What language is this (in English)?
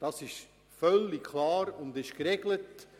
Swiss German